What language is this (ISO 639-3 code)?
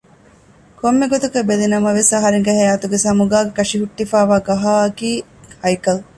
div